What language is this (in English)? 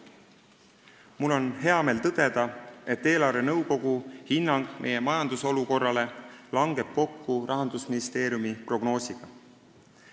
Estonian